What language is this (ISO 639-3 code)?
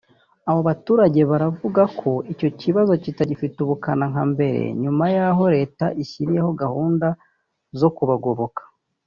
kin